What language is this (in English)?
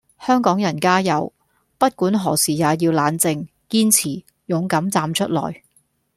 Cantonese